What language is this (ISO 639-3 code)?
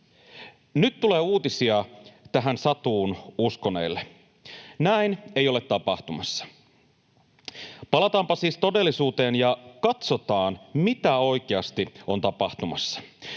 fin